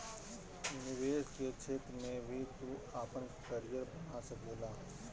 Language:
Bhojpuri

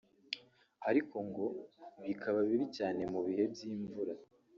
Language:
Kinyarwanda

